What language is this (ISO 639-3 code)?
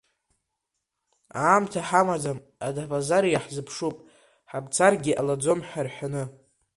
abk